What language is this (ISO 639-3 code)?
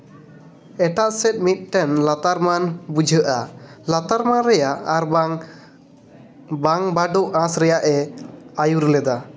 sat